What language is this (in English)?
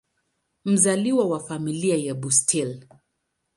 Swahili